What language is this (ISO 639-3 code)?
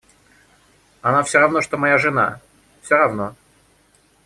rus